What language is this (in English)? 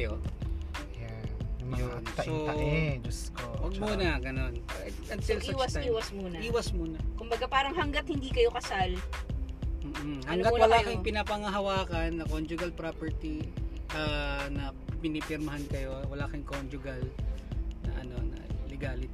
Filipino